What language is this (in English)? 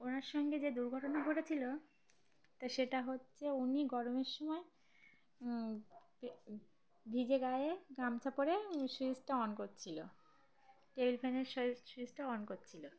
Bangla